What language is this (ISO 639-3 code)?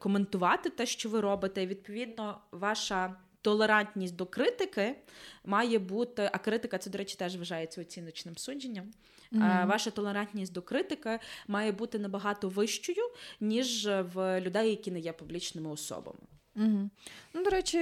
ukr